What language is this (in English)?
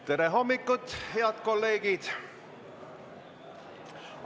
Estonian